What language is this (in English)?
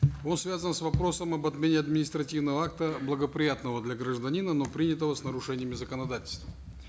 Kazakh